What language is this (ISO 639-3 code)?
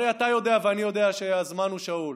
heb